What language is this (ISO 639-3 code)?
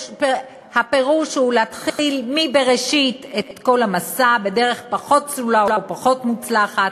heb